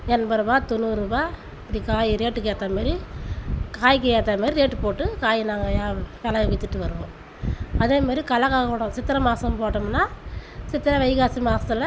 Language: Tamil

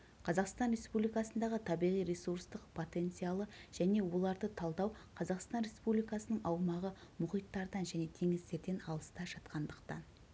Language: Kazakh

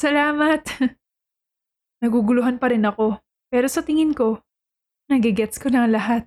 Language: Filipino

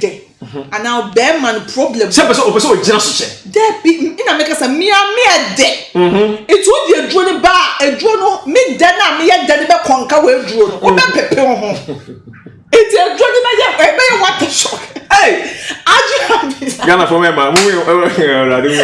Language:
English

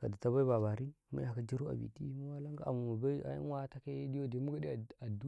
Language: Karekare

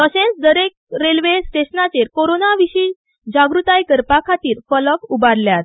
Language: Konkani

